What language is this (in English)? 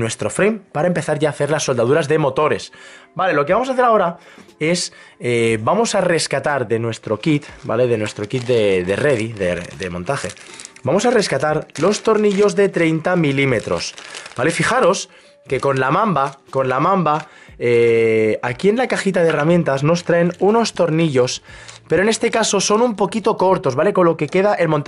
Spanish